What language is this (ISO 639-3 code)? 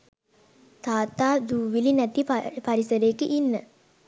sin